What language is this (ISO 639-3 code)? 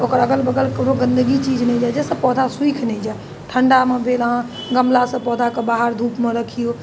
mai